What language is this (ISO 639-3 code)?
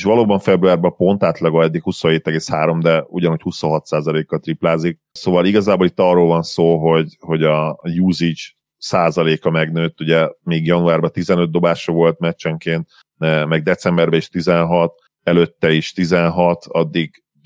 hun